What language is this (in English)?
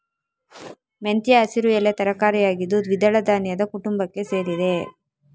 Kannada